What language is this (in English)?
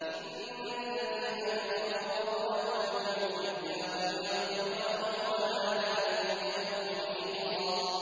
Arabic